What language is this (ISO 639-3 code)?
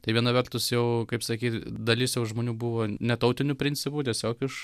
lit